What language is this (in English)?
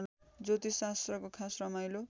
Nepali